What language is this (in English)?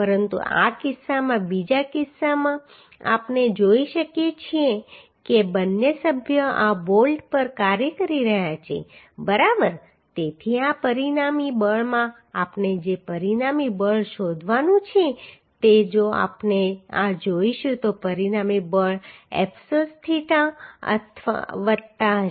Gujarati